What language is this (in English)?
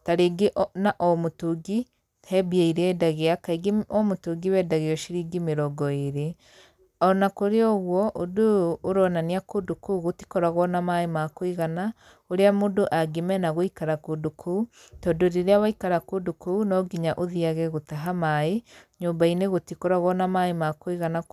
Kikuyu